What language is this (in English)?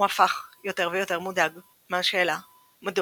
Hebrew